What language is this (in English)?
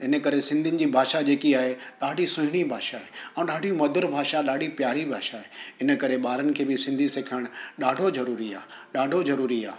Sindhi